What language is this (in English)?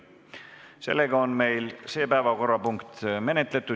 Estonian